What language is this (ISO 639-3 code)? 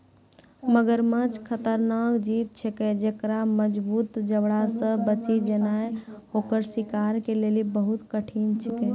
mai